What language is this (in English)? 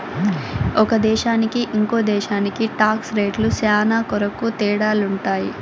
Telugu